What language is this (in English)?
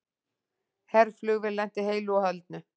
Icelandic